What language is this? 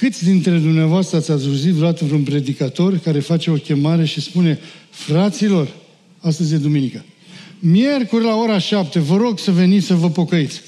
Romanian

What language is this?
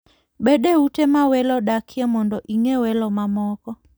Luo (Kenya and Tanzania)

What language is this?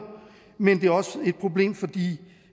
Danish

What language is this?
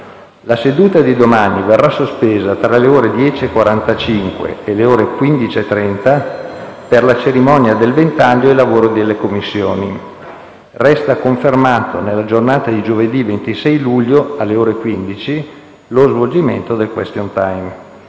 Italian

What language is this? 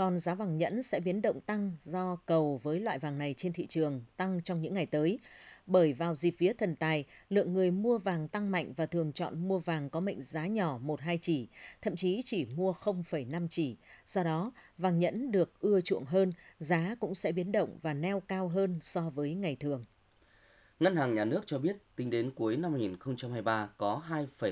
Vietnamese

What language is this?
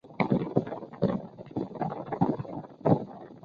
Chinese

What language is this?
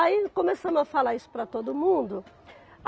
Portuguese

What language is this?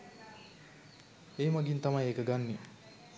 Sinhala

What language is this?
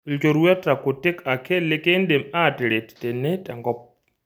Masai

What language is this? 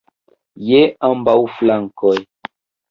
Esperanto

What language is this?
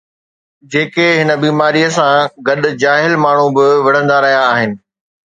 Sindhi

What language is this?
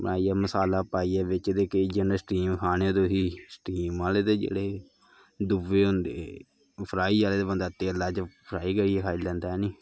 Dogri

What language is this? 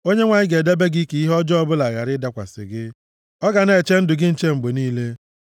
Igbo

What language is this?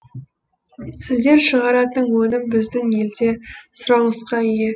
Kazakh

